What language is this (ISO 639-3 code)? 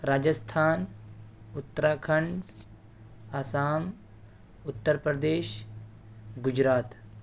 urd